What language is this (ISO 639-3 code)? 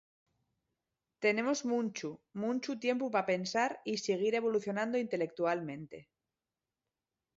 ast